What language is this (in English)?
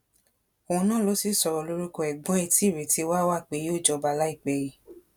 Yoruba